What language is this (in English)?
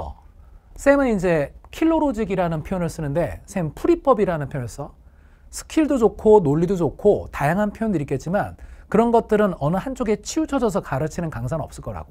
Korean